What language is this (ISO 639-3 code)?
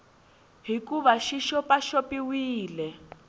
tso